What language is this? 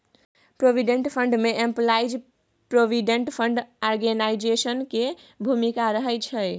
Maithili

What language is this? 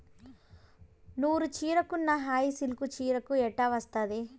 Telugu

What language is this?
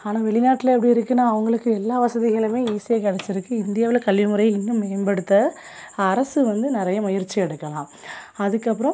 Tamil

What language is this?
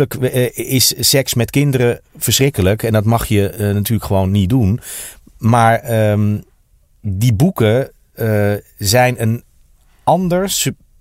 Dutch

